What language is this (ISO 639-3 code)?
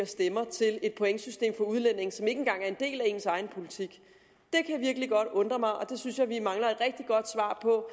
dan